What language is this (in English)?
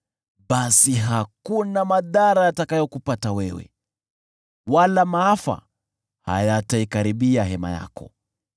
Swahili